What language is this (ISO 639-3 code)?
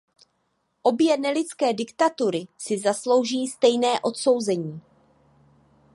ces